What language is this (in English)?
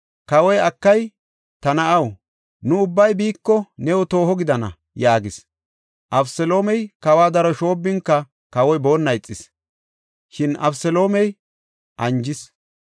Gofa